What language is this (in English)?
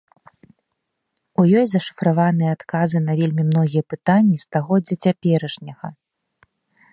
Belarusian